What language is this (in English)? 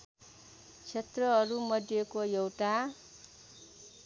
Nepali